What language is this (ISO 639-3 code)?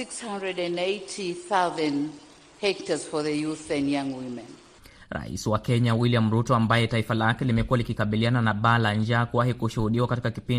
swa